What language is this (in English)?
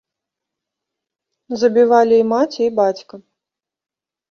Belarusian